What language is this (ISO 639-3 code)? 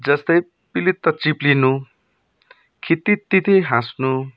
nep